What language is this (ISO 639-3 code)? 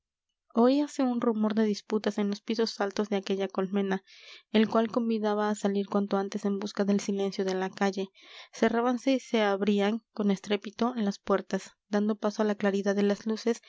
spa